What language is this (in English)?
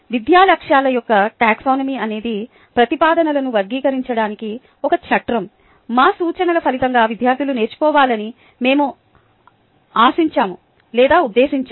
Telugu